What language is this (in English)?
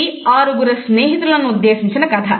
Telugu